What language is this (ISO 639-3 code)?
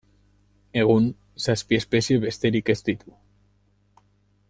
eus